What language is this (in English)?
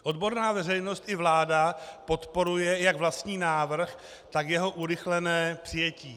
Czech